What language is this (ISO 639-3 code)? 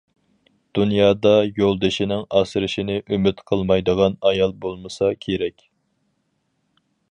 uig